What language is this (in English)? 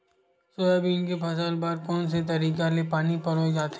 Chhattisgarhi